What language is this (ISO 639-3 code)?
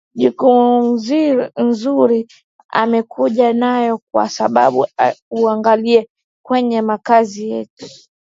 swa